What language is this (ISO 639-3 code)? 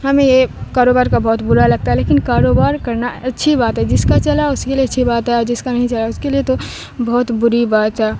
urd